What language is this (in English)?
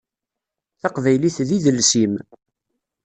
Kabyle